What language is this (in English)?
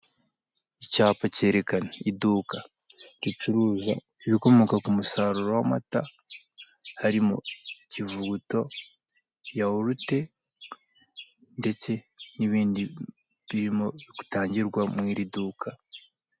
Kinyarwanda